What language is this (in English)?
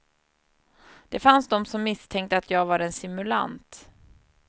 Swedish